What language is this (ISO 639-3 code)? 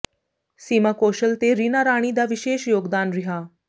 pan